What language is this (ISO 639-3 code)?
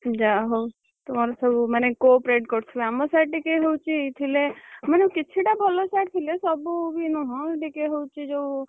ori